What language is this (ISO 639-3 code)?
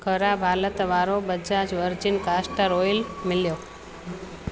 snd